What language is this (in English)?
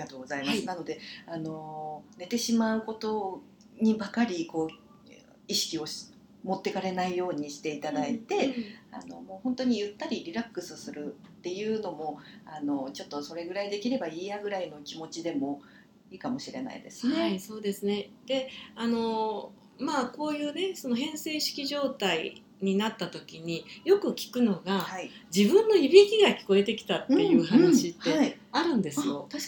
Japanese